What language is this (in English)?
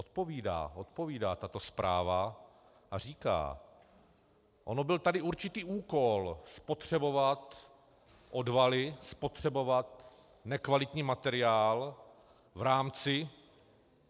Czech